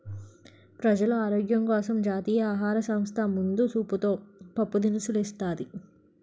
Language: Telugu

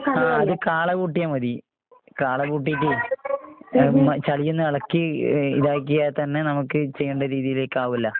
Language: Malayalam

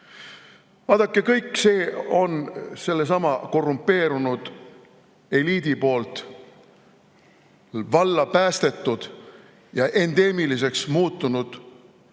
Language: Estonian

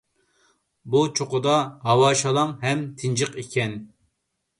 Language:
Uyghur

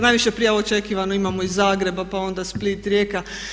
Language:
Croatian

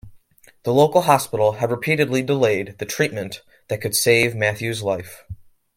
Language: English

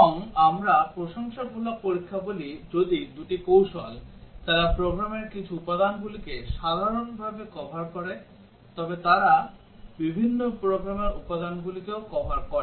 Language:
Bangla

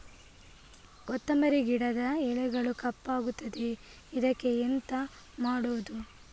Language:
Kannada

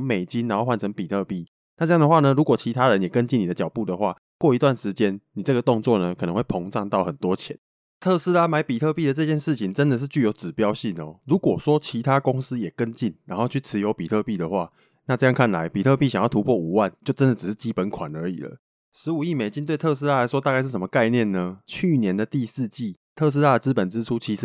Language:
Chinese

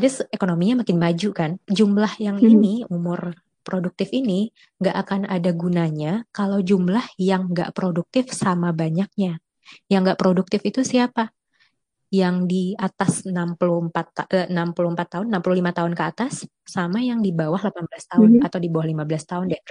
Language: Indonesian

